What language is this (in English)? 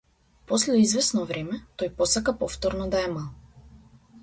Macedonian